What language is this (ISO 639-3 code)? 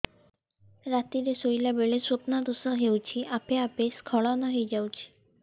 ori